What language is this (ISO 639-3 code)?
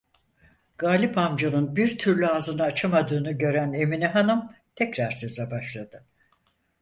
tur